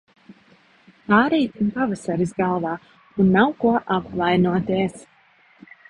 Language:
Latvian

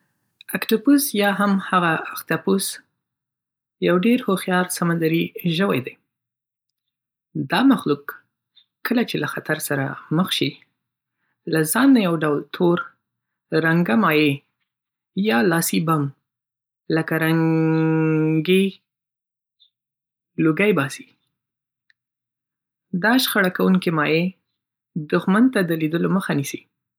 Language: Pashto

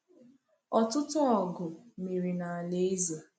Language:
Igbo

